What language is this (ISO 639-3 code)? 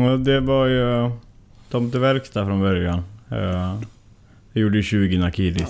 swe